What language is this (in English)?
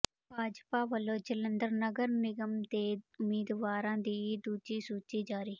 Punjabi